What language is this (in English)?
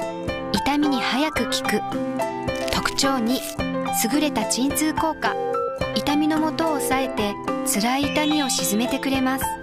Japanese